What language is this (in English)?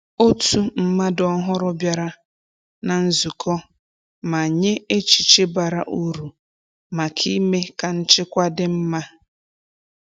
Igbo